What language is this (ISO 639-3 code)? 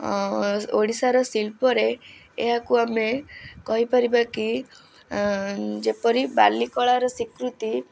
ori